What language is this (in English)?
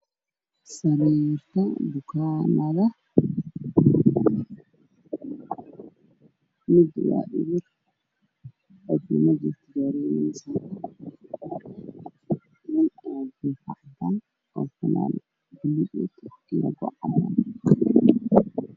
Somali